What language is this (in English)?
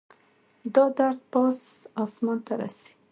Pashto